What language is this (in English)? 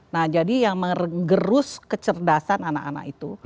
Indonesian